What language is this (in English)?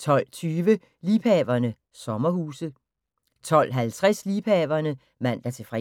Danish